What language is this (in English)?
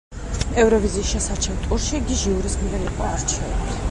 Georgian